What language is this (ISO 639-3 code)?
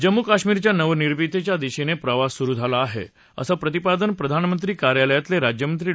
mar